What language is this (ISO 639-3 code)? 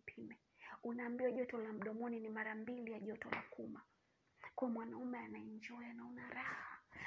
swa